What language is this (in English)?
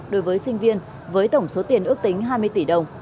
Vietnamese